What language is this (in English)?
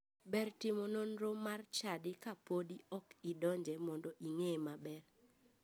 Luo (Kenya and Tanzania)